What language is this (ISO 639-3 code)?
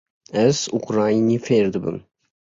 kur